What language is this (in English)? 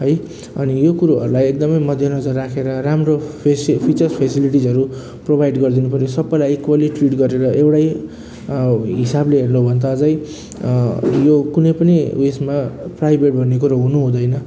Nepali